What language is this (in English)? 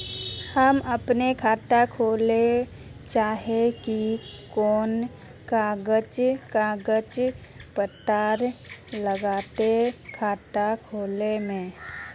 Magahi